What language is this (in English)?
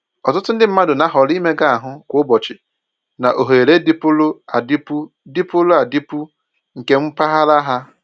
Igbo